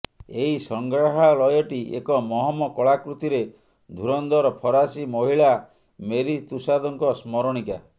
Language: Odia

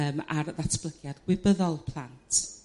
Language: Welsh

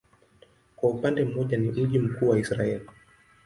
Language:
Swahili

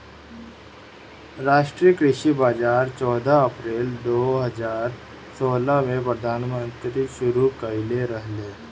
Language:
Bhojpuri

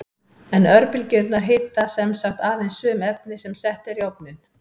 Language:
Icelandic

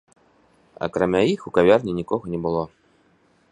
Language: Belarusian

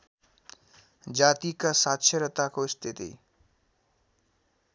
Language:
Nepali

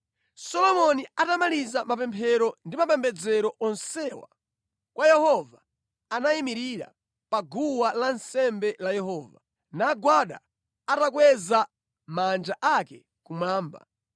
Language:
Nyanja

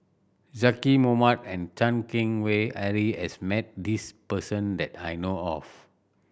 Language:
English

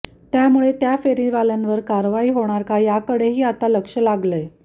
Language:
Marathi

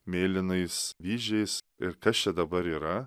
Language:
Lithuanian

